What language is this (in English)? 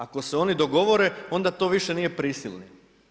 Croatian